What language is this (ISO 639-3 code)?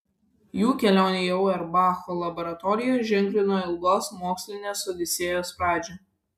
lit